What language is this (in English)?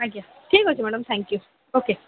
Odia